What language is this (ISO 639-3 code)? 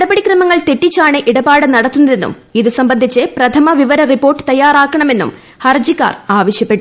mal